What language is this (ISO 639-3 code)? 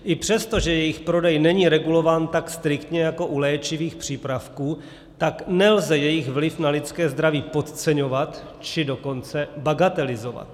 ces